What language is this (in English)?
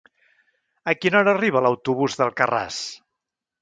Catalan